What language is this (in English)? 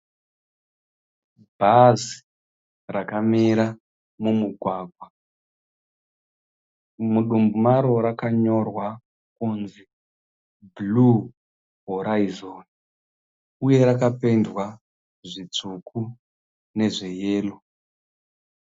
Shona